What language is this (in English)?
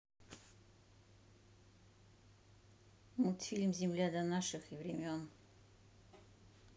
Russian